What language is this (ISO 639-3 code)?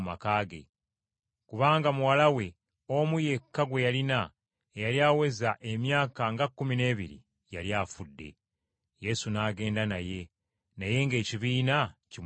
lug